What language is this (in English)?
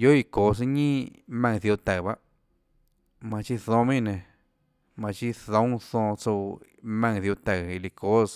Tlacoatzintepec Chinantec